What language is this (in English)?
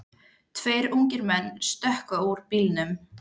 Icelandic